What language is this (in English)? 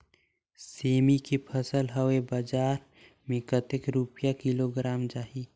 Chhattisgarhi